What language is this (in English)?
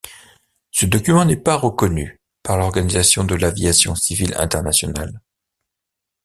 French